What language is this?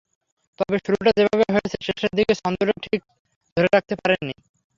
Bangla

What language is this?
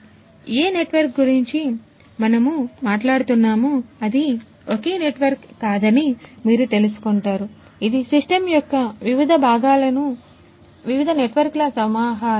Telugu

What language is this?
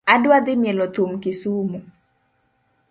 Luo (Kenya and Tanzania)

